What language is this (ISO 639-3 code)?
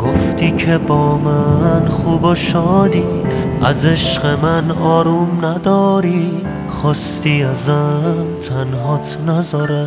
fas